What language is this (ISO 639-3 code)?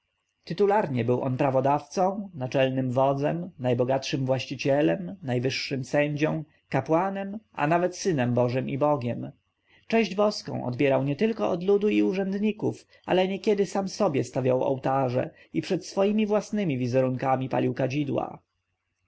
pol